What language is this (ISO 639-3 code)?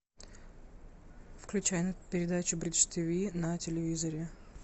rus